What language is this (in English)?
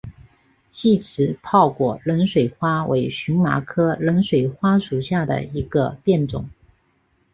Chinese